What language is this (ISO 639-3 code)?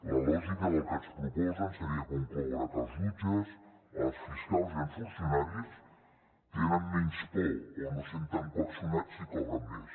cat